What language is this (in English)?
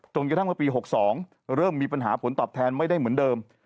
Thai